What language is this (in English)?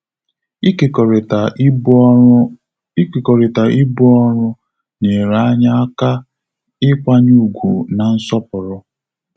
Igbo